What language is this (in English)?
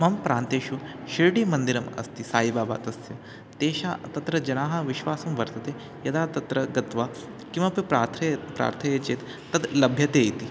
Sanskrit